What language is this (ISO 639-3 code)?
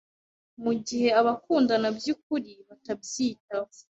kin